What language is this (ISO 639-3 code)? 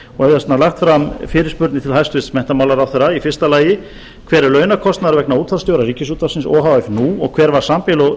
isl